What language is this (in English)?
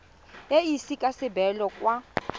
Tswana